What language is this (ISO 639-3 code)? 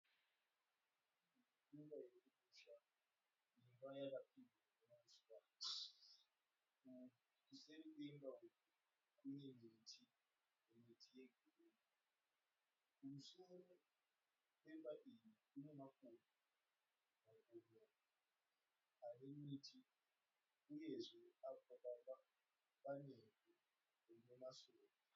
sna